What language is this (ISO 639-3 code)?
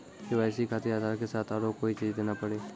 mai